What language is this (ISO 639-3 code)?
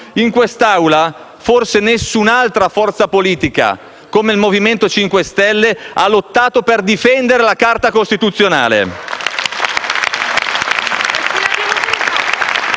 ita